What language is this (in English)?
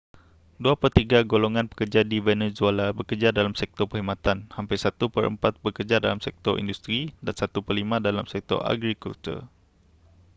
Malay